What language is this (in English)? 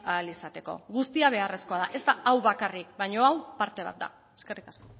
Basque